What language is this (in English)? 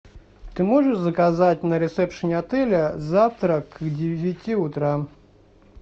Russian